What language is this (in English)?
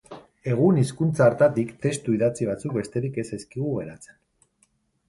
Basque